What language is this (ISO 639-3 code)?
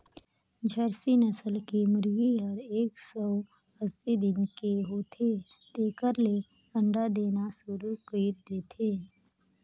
hne